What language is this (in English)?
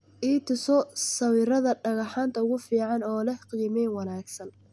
Somali